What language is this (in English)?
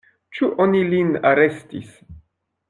Esperanto